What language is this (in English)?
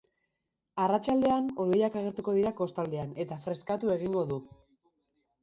Basque